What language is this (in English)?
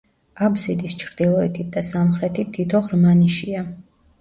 Georgian